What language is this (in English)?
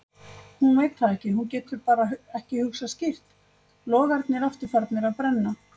Icelandic